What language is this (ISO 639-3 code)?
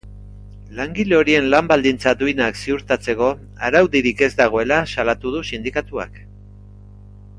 eus